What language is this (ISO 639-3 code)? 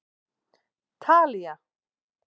isl